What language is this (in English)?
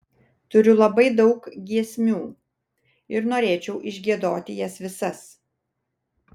Lithuanian